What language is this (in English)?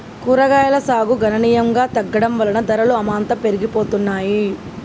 Telugu